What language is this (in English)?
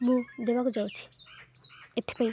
Odia